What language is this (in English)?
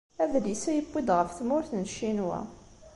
Kabyle